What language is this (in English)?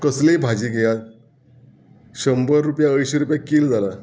Konkani